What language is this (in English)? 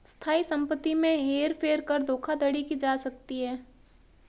Hindi